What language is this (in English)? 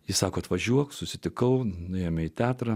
Lithuanian